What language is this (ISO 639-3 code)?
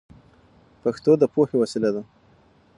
pus